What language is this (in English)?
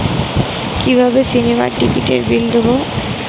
Bangla